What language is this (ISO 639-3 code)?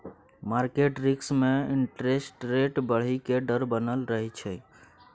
mai